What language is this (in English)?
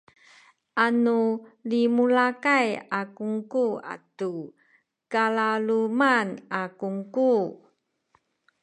Sakizaya